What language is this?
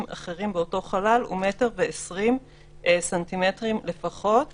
Hebrew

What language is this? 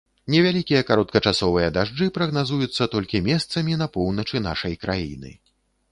Belarusian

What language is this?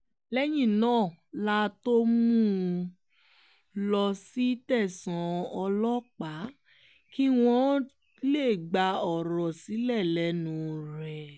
Yoruba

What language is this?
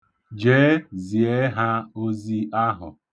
Igbo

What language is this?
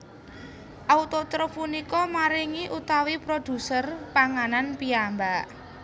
Javanese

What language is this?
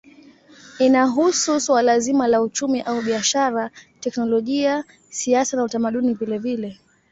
Swahili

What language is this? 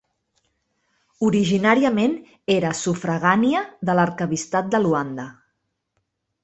Catalan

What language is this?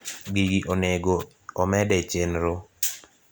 Luo (Kenya and Tanzania)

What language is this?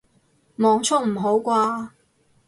Cantonese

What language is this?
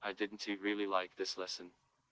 Russian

